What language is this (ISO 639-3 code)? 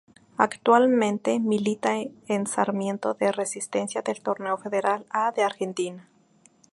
spa